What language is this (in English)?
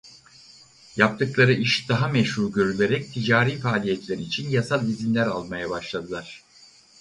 Turkish